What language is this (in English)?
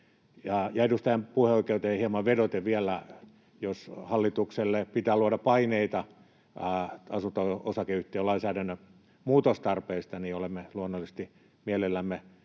Finnish